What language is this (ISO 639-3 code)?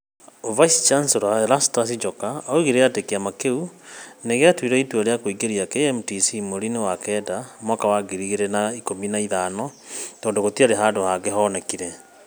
kik